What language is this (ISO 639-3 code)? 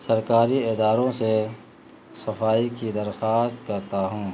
urd